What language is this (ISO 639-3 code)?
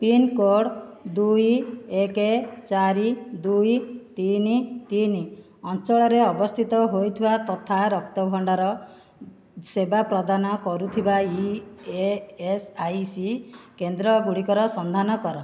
ori